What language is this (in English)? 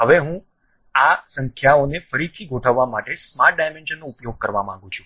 Gujarati